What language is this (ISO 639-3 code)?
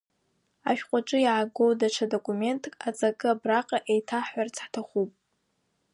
abk